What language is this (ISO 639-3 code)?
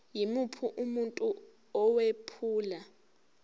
zul